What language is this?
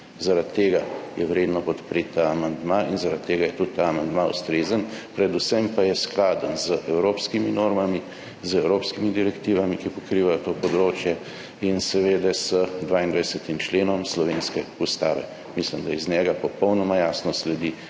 Slovenian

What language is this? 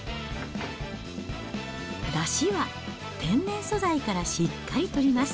Japanese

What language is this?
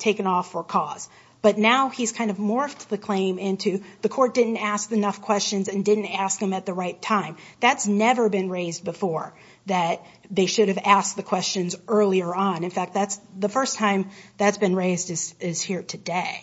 English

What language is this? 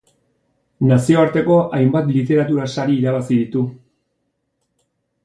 Basque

